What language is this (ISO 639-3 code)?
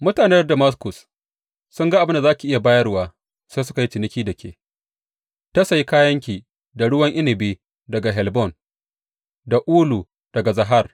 hau